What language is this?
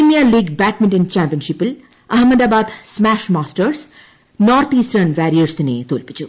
Malayalam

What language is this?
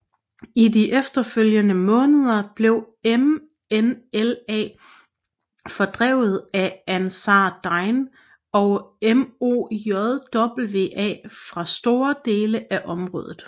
Danish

